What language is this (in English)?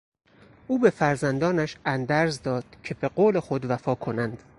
Persian